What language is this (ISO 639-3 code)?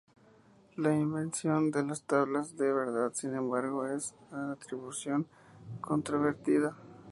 spa